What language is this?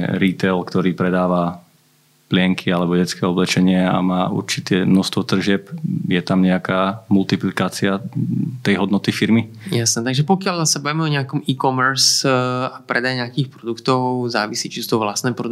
Slovak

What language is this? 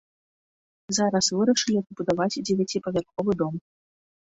Belarusian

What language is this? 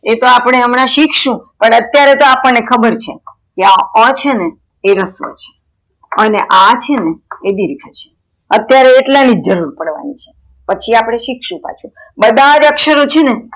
Gujarati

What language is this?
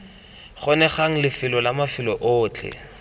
Tswana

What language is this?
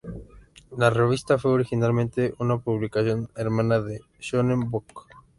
Spanish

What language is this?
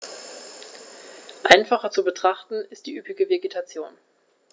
German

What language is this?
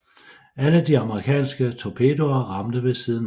Danish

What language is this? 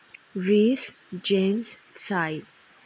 Manipuri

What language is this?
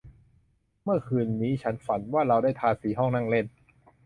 Thai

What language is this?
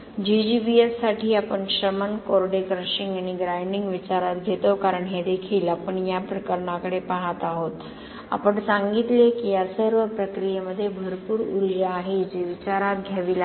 Marathi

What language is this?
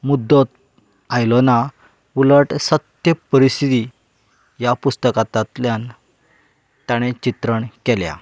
Konkani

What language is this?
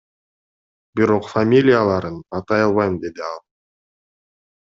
Kyrgyz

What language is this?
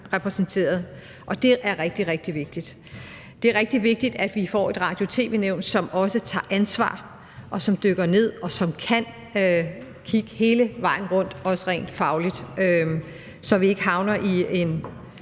Danish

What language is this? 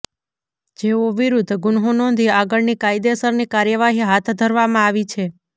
Gujarati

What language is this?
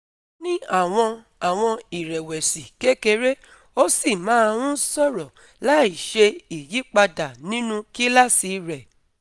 Yoruba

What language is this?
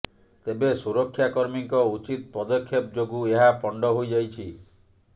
Odia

